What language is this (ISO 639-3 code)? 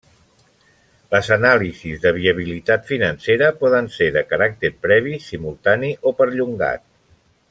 cat